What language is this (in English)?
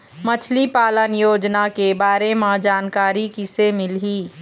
Chhattisgarhi